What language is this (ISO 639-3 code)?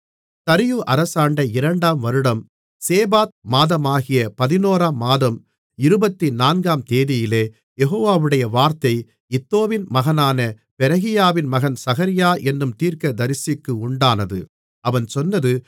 tam